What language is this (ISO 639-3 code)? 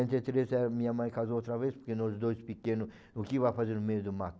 por